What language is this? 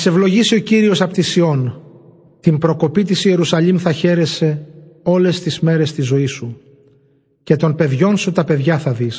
Greek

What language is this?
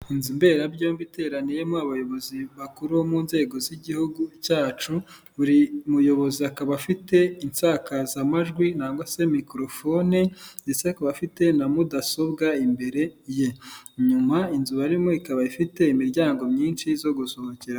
Kinyarwanda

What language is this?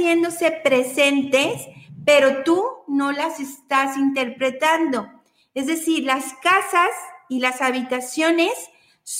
Spanish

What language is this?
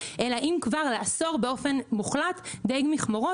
Hebrew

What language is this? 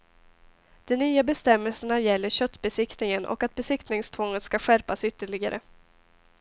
Swedish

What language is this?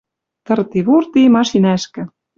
Western Mari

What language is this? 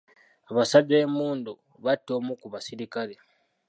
Ganda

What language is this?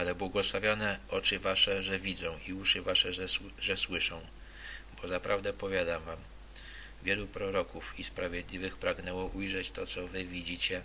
Polish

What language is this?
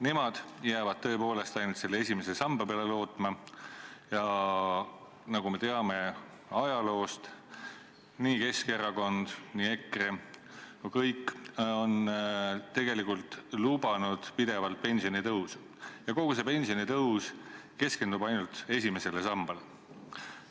Estonian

